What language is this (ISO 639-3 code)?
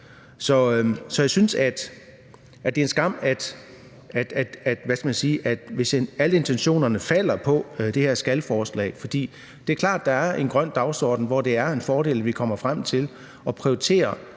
dan